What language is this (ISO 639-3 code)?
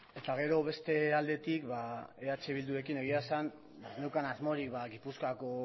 eus